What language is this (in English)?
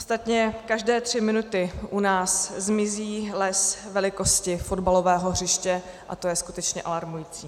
Czech